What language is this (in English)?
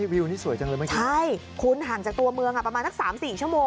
Thai